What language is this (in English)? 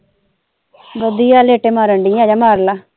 Punjabi